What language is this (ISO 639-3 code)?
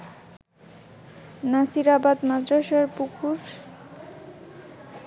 ben